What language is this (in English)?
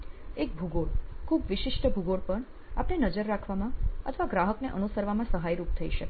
Gujarati